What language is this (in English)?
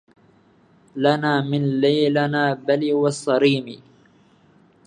Arabic